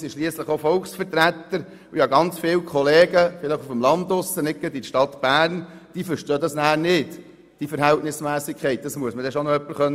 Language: Swiss German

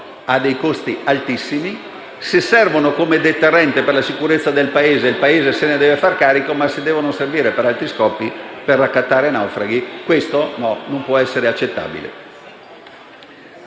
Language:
Italian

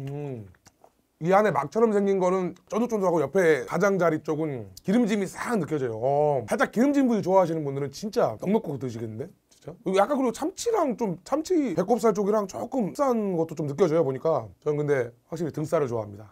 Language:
Korean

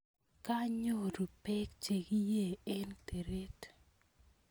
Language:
Kalenjin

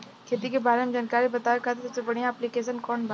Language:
Bhojpuri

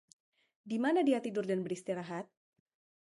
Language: Indonesian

